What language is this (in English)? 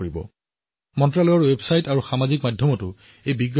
Assamese